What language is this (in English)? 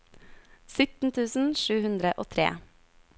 Norwegian